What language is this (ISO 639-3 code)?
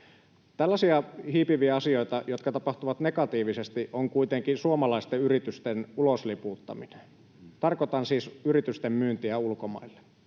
fin